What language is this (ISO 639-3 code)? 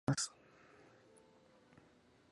spa